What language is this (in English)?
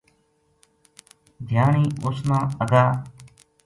Gujari